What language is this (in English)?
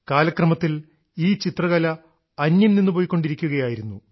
Malayalam